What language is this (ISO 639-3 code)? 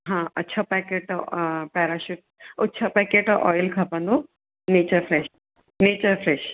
snd